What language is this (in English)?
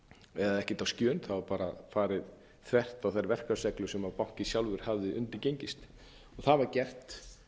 Icelandic